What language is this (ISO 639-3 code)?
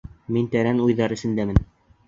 bak